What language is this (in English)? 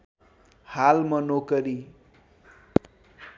Nepali